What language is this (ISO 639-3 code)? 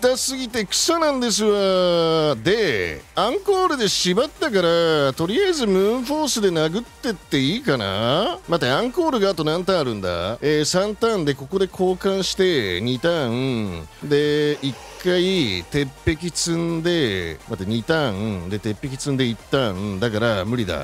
jpn